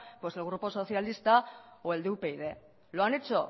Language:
Spanish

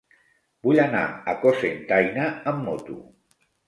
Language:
Catalan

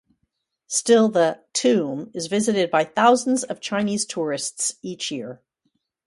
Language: English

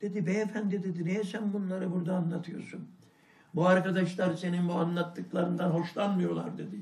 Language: Turkish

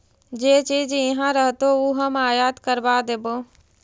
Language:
Magahi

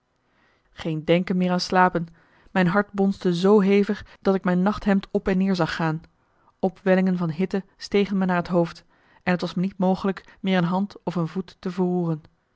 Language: Dutch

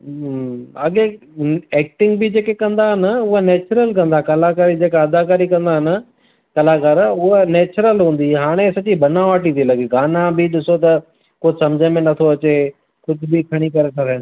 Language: Sindhi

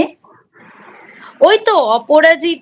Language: Bangla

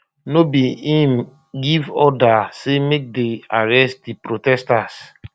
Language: Nigerian Pidgin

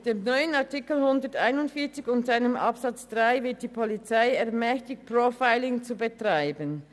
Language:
Swiss German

